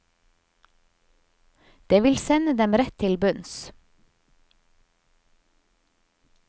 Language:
Norwegian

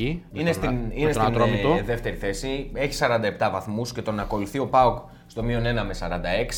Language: Greek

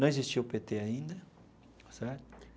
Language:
Portuguese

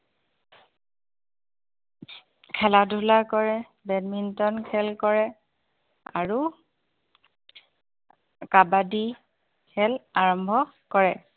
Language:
Assamese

